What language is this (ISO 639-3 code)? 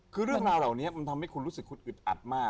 tha